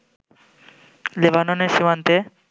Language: Bangla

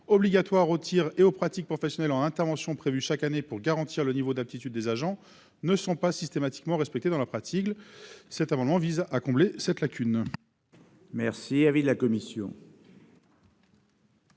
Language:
French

